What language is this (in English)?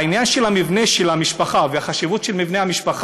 Hebrew